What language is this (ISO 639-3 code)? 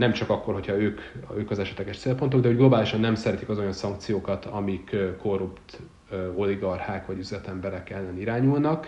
hun